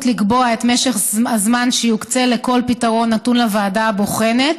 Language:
Hebrew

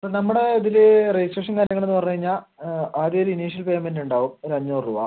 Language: Malayalam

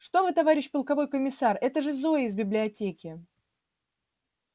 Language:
Russian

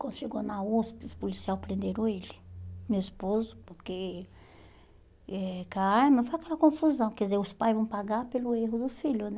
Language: Portuguese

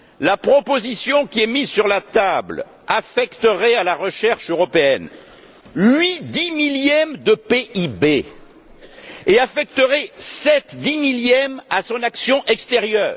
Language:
French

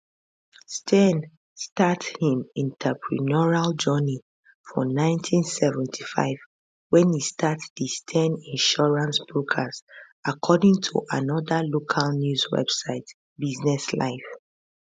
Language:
Nigerian Pidgin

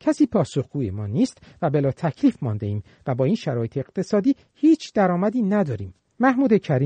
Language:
Persian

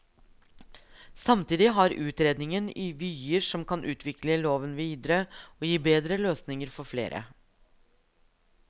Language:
Norwegian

